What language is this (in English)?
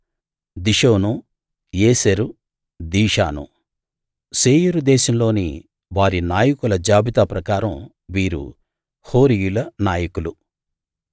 Telugu